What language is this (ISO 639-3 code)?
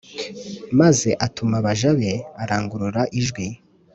kin